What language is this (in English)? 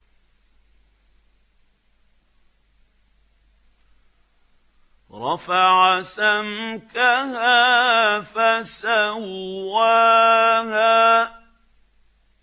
Arabic